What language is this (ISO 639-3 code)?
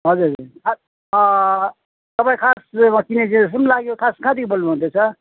nep